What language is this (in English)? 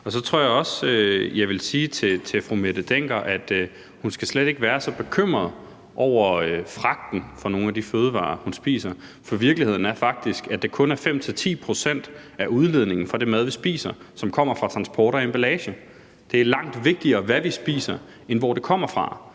Danish